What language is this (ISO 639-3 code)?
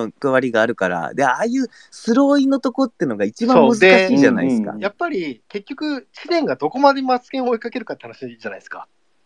jpn